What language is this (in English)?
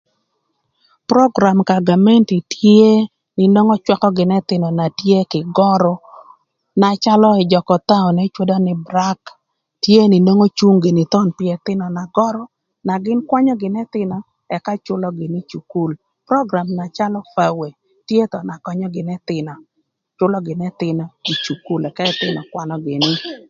Thur